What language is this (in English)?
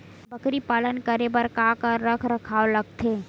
Chhattisgarhi